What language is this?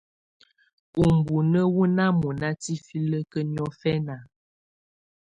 Tunen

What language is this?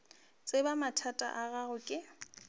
Northern Sotho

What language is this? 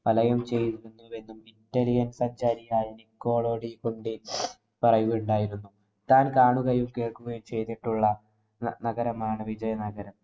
Malayalam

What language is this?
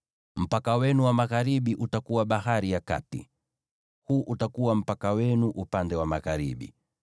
Swahili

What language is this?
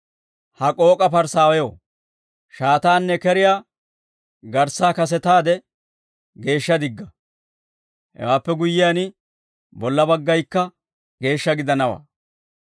Dawro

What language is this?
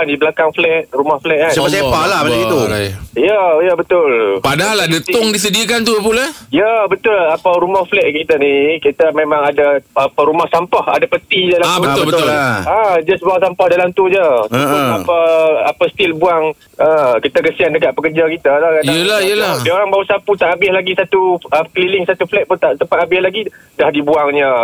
Malay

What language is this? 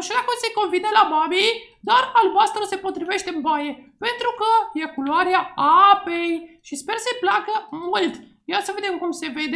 Romanian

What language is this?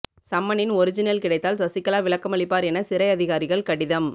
Tamil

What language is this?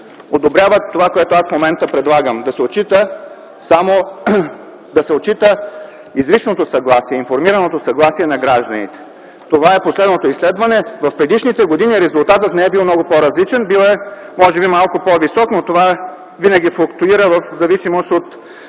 Bulgarian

